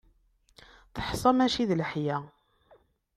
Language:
Kabyle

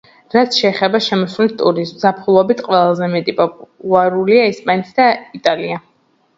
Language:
Georgian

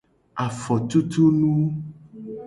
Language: Gen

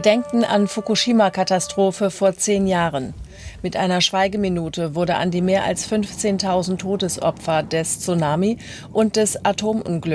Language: German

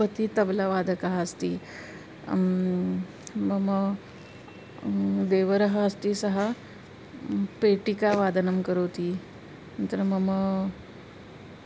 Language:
Sanskrit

